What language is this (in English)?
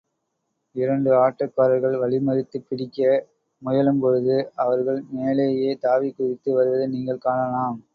Tamil